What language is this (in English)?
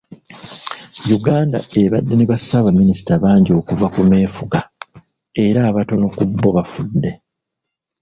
Ganda